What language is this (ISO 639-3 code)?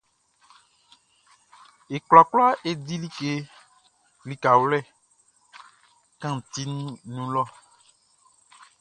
bci